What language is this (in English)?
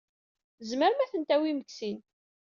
Kabyle